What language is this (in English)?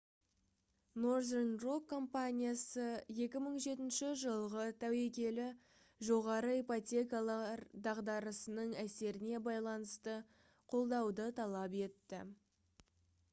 Kazakh